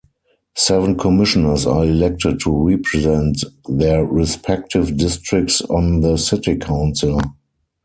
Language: English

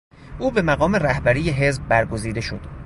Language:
Persian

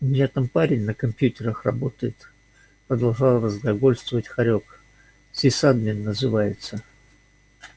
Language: Russian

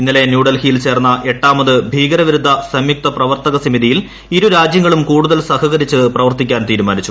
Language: Malayalam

